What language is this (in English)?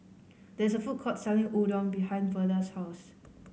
English